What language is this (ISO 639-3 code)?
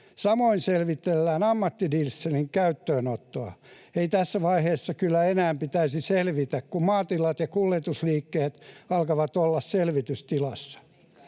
fin